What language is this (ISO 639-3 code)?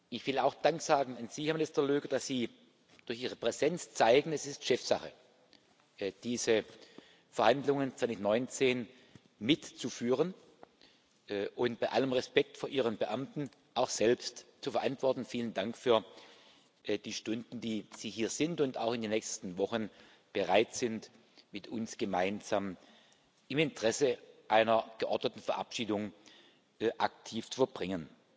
deu